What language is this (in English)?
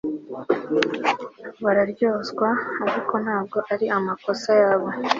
Kinyarwanda